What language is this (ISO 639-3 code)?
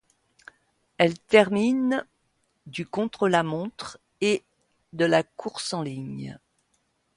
fra